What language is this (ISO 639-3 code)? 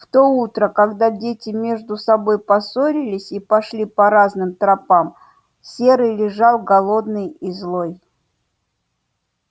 rus